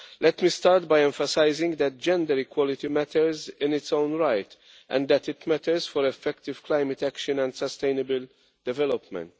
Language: English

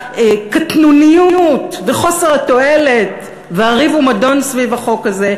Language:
Hebrew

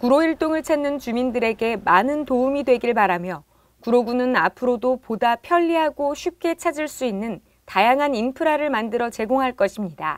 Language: Korean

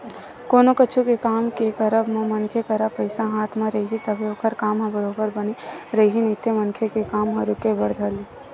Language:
Chhattisgarhi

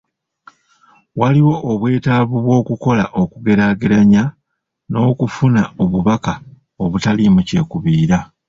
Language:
Ganda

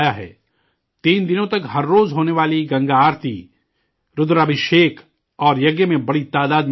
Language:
Urdu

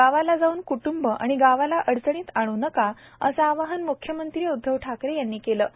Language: Marathi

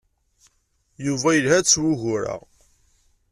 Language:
Kabyle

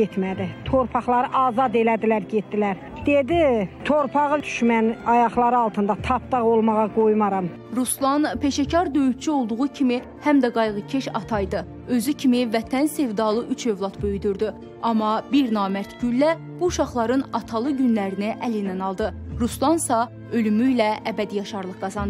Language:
Turkish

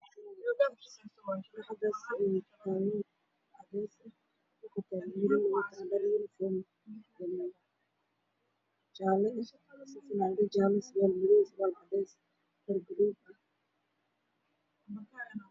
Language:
Somali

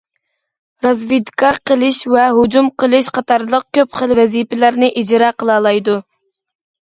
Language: Uyghur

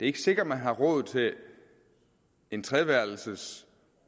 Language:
Danish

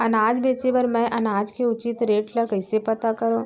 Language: Chhattisgarhi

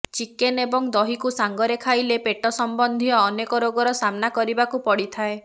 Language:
Odia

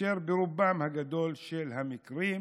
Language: Hebrew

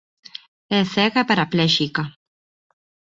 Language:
Galician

